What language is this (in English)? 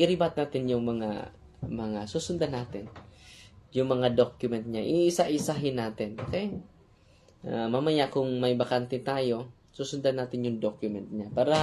Filipino